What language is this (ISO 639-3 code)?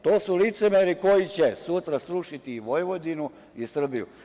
srp